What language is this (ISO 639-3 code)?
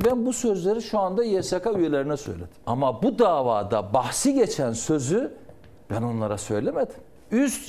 tur